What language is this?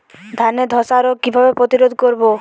Bangla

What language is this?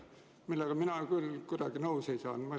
Estonian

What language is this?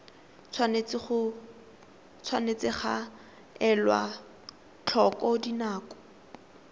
Tswana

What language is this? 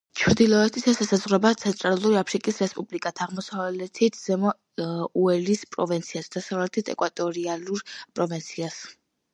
Georgian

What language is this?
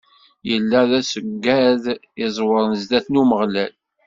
Kabyle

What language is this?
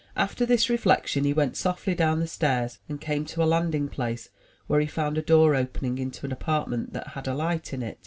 English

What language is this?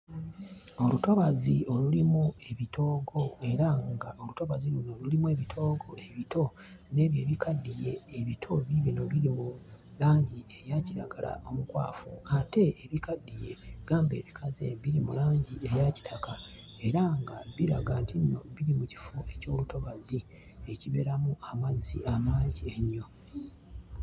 Ganda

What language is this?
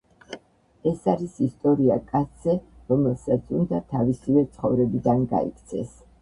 Georgian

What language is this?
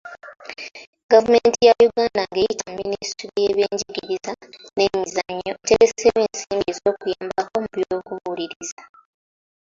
Ganda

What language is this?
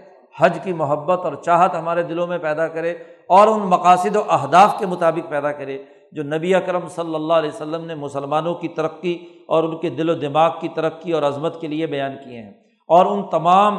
Urdu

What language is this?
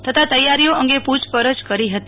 Gujarati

